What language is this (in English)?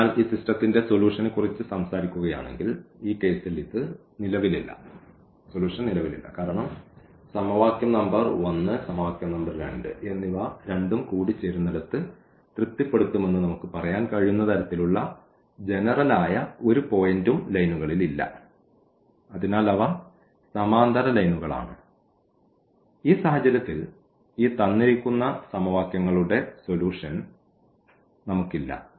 Malayalam